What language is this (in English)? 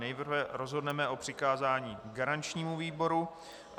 Czech